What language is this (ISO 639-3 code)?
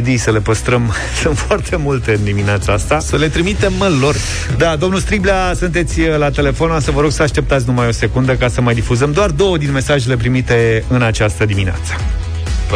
ron